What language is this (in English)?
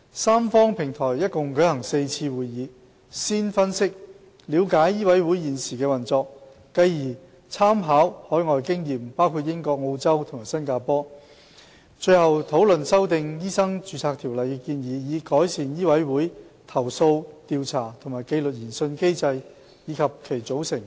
Cantonese